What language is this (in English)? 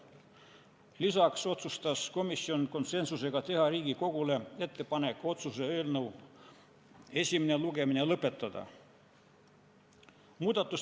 Estonian